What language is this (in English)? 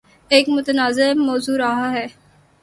Urdu